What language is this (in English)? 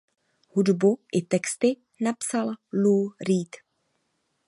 Czech